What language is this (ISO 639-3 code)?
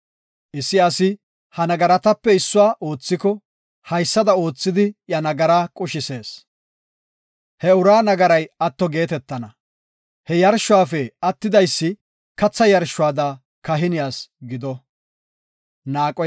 gof